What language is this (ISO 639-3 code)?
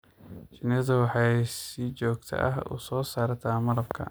som